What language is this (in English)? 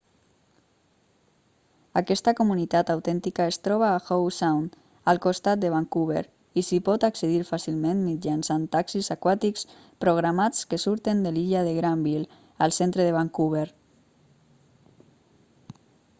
Catalan